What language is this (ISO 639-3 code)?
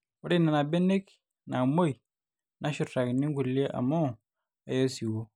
mas